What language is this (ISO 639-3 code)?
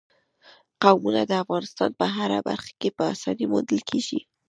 pus